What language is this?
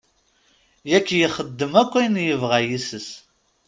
Kabyle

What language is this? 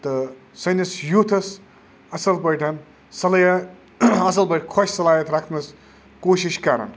Kashmiri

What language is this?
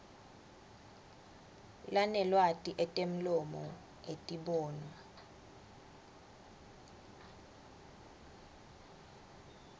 Swati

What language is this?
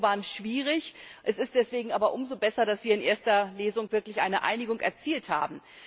German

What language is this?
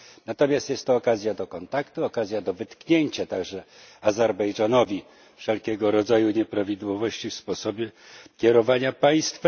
Polish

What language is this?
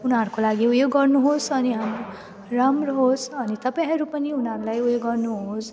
Nepali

